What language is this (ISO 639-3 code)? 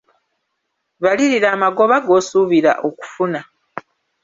lug